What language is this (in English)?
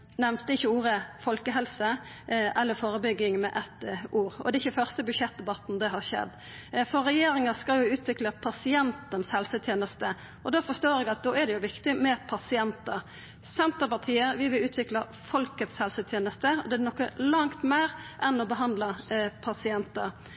Norwegian Nynorsk